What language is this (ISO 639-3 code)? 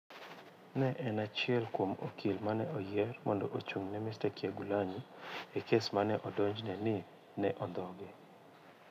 luo